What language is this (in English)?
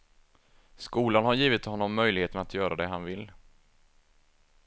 Swedish